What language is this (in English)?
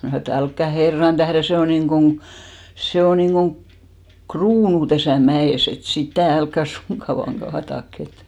Finnish